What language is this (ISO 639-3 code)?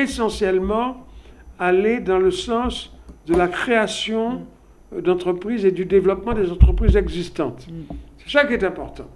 fra